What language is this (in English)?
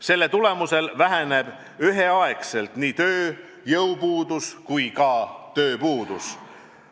Estonian